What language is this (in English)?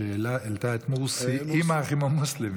Hebrew